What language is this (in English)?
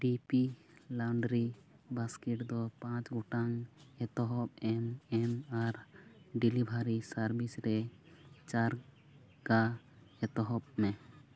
Santali